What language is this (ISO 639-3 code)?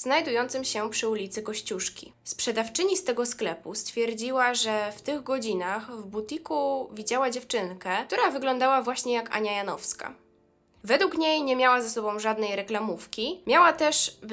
pol